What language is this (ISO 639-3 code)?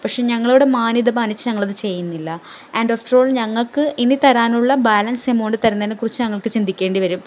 mal